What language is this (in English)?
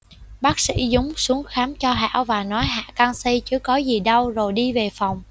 Vietnamese